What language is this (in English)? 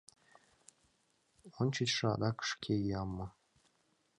Mari